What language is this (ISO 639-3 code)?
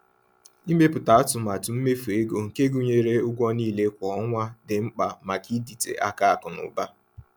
ibo